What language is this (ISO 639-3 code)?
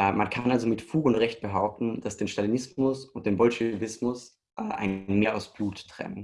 deu